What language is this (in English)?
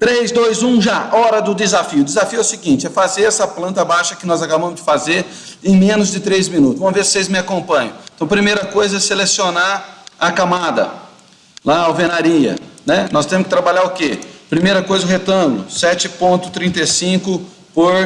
Portuguese